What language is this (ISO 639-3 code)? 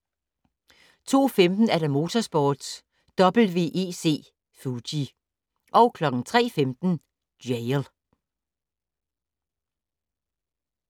dan